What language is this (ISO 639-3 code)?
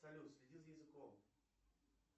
rus